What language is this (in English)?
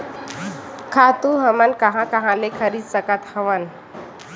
Chhattisgarhi